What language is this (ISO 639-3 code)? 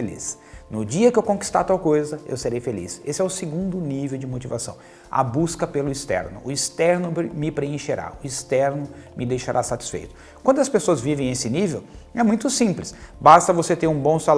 por